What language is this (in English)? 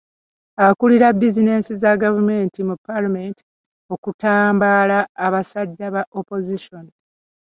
Ganda